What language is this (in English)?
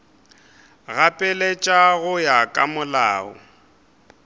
Northern Sotho